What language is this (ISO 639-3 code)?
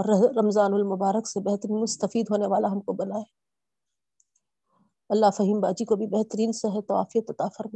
urd